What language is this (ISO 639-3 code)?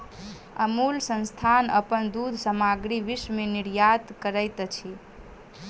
mai